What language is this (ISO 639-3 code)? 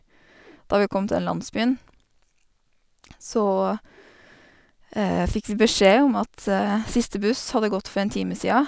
nor